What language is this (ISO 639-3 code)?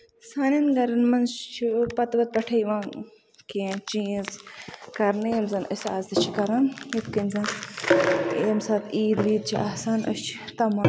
kas